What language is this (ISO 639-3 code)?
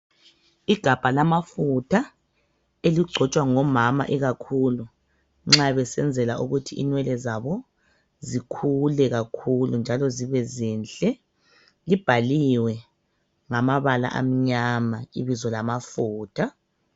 nde